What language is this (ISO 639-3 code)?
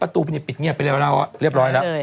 tha